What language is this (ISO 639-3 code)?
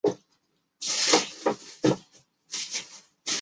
zho